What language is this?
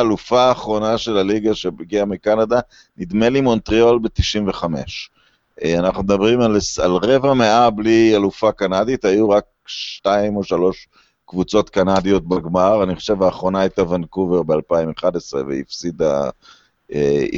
Hebrew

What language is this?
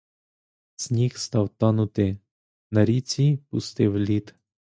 Ukrainian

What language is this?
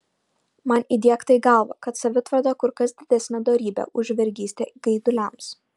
Lithuanian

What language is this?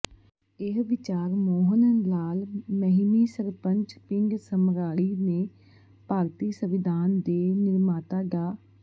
Punjabi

